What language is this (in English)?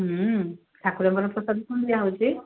Odia